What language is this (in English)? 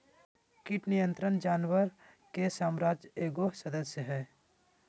Magahi